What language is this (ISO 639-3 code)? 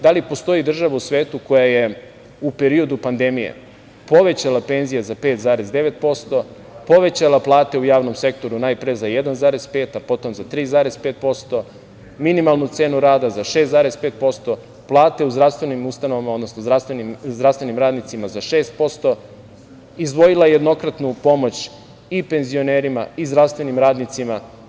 srp